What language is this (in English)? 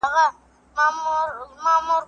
Pashto